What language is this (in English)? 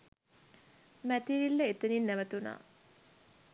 Sinhala